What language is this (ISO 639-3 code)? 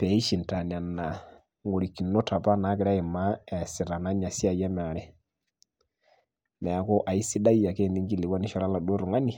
mas